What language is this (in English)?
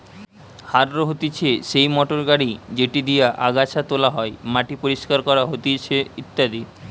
Bangla